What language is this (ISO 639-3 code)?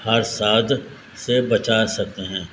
urd